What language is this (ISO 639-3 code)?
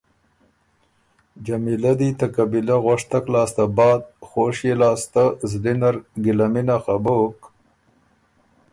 oru